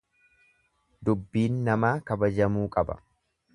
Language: Oromo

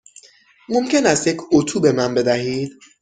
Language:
Persian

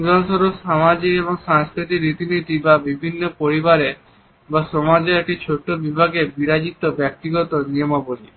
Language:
Bangla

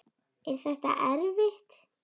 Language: Icelandic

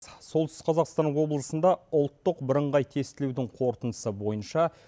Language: Kazakh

